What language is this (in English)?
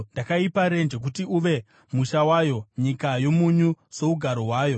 Shona